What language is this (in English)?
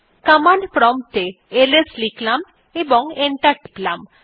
Bangla